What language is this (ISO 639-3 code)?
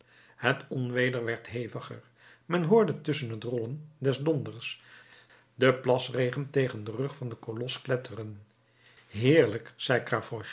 nld